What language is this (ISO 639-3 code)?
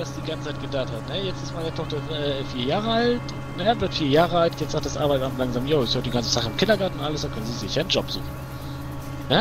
deu